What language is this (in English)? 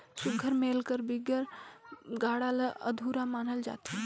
Chhattisgarhi